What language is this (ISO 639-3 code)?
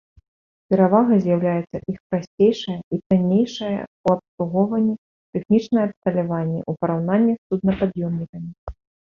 bel